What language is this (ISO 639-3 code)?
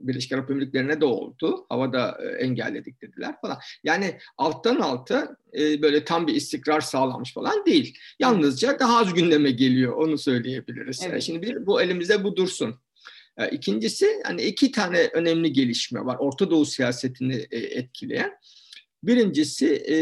tur